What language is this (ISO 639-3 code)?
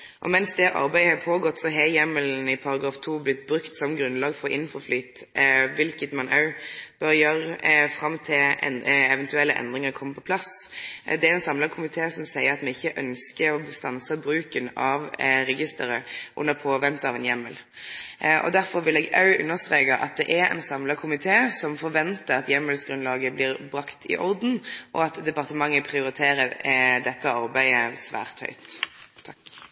nno